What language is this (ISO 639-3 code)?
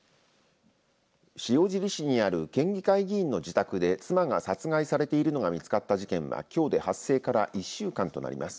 jpn